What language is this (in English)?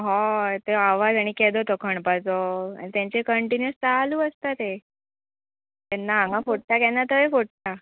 Konkani